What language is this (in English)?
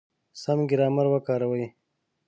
Pashto